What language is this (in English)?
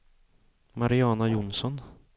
Swedish